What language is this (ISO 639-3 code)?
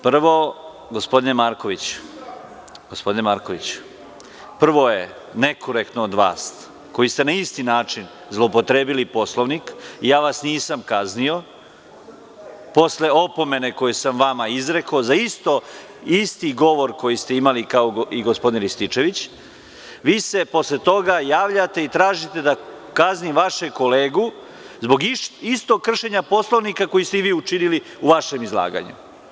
srp